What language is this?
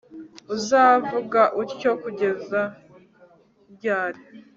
Kinyarwanda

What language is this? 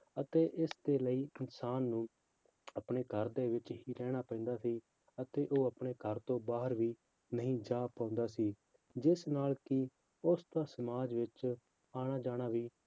Punjabi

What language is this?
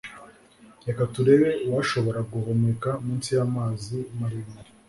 Kinyarwanda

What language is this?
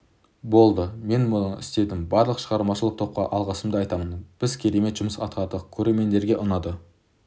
Kazakh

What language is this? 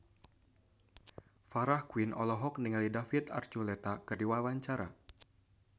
Sundanese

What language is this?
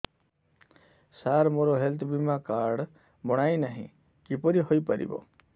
Odia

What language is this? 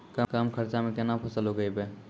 Maithili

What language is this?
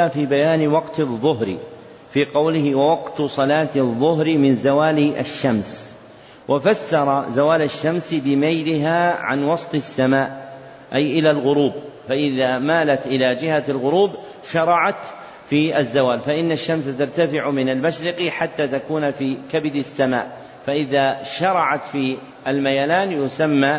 Arabic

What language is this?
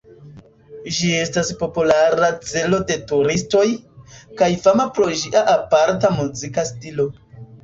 Esperanto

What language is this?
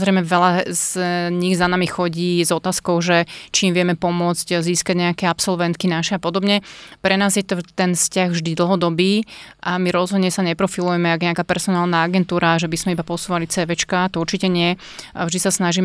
Slovak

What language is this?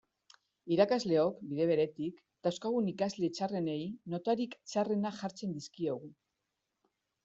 Basque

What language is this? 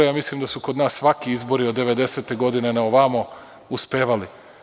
Serbian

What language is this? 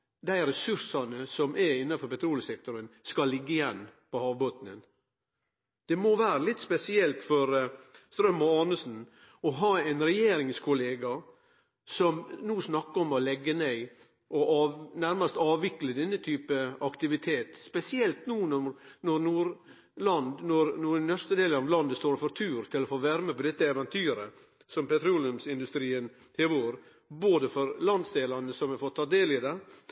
Norwegian Nynorsk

